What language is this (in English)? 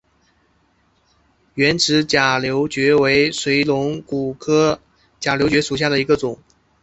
Chinese